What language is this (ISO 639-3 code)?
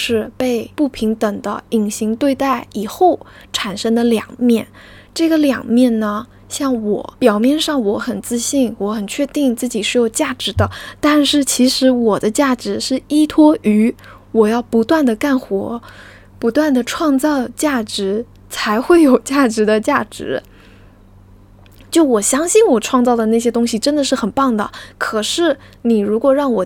zho